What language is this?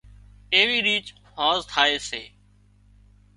Wadiyara Koli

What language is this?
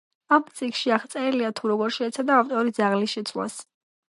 Georgian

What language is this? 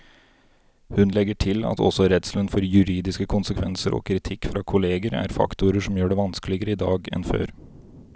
Norwegian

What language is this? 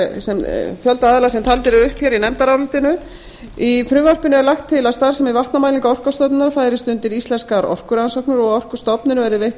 Icelandic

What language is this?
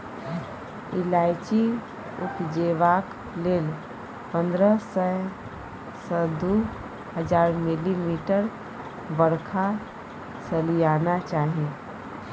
Maithili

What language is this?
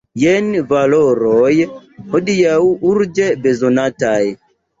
Esperanto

